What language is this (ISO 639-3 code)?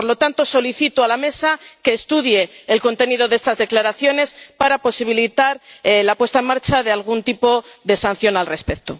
spa